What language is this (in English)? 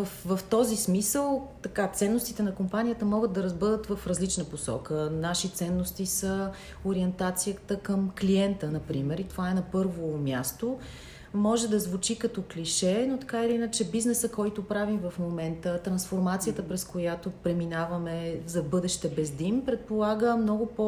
Bulgarian